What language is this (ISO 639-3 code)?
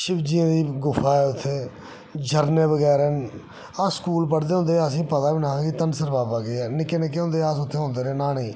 doi